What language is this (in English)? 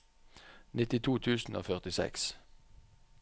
Norwegian